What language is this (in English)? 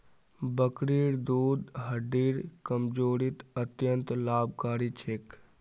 Magahi